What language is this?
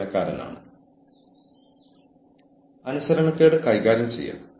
Malayalam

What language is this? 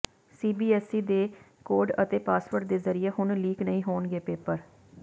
Punjabi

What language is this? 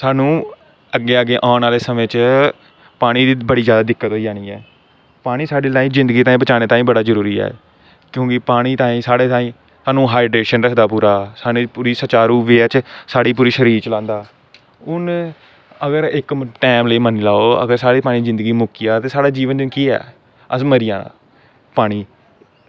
Dogri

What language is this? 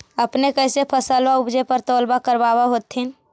Magahi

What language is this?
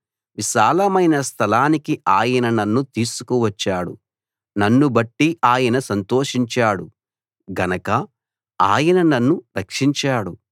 Telugu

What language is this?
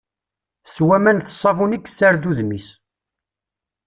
Kabyle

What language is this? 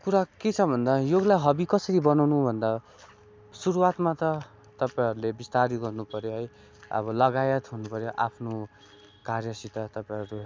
Nepali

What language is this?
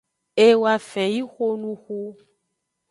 Aja (Benin)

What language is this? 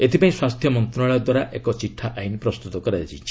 Odia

